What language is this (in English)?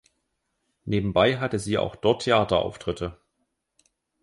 German